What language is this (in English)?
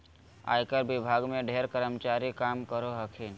Magahi